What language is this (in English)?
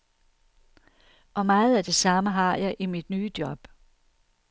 Danish